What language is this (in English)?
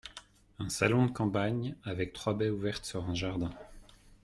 French